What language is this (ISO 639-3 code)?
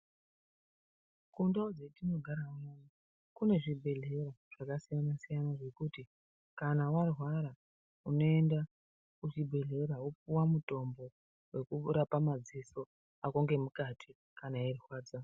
ndc